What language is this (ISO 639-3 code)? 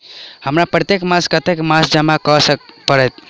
mai